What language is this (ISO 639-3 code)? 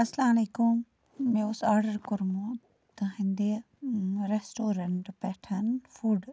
kas